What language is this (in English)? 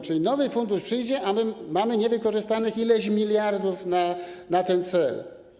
Polish